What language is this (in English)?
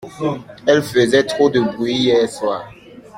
French